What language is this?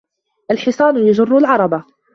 Arabic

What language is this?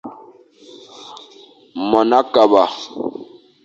Fang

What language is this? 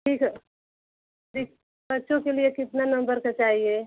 Hindi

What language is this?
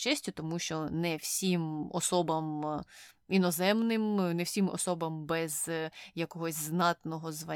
Ukrainian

